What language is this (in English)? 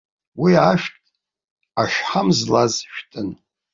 Abkhazian